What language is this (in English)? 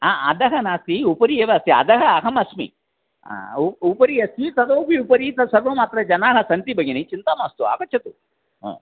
Sanskrit